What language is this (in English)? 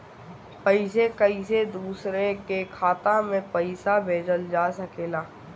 Bhojpuri